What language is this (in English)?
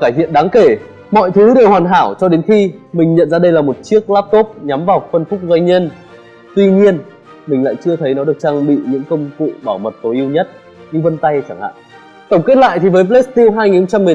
Vietnamese